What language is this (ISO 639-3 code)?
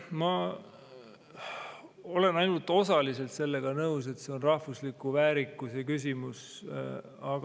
est